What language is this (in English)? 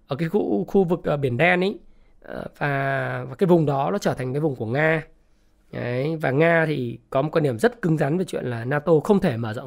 Vietnamese